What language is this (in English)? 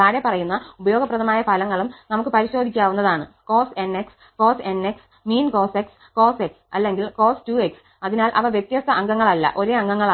Malayalam